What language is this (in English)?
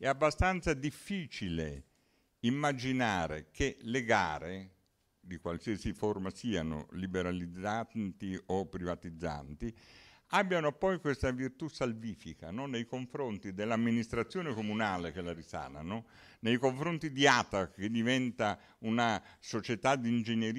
Italian